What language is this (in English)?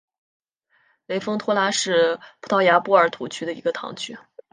Chinese